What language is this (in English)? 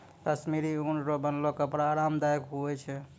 Maithili